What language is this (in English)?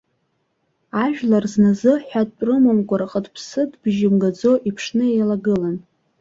Abkhazian